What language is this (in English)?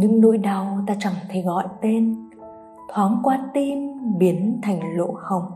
Vietnamese